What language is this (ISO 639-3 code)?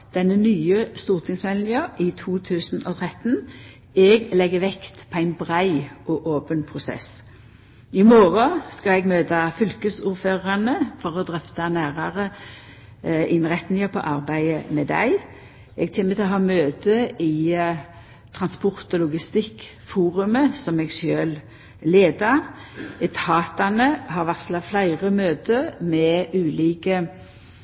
nno